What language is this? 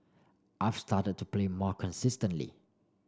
English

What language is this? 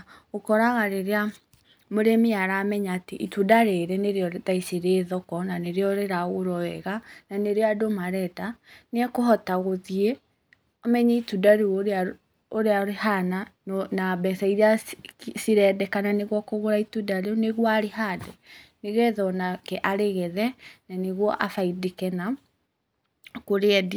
Kikuyu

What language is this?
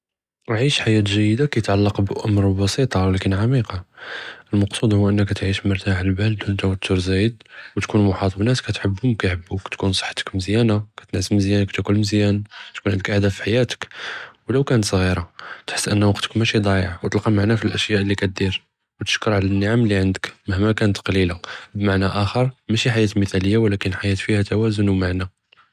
Judeo-Arabic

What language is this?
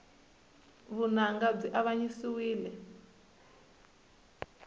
Tsonga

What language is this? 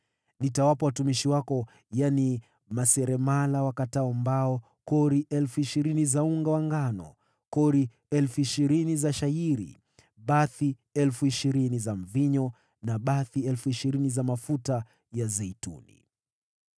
Swahili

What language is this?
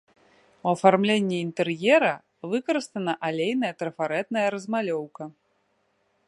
Belarusian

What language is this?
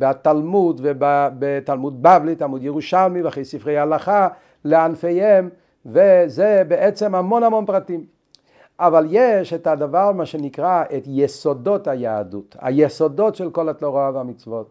Hebrew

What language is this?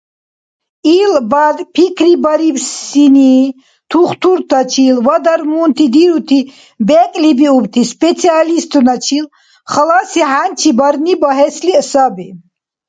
Dargwa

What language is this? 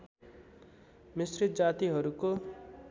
Nepali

